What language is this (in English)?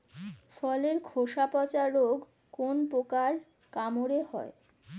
Bangla